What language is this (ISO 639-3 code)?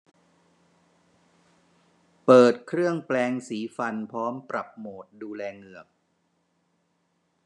tha